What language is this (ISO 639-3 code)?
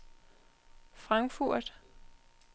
dan